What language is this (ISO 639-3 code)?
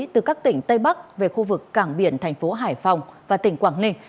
vie